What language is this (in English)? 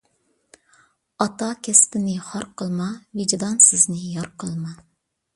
Uyghur